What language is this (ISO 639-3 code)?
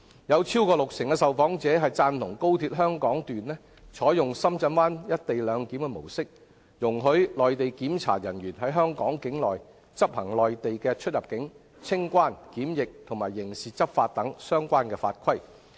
yue